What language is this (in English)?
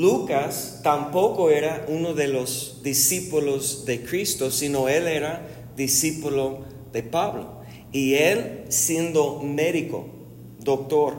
Spanish